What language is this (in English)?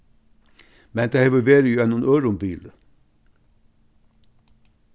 Faroese